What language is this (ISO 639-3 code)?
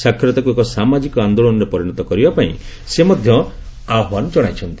ori